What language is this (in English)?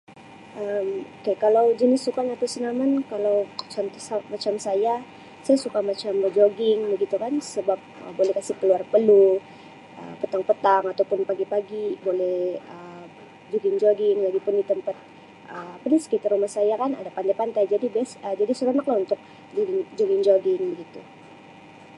Sabah Malay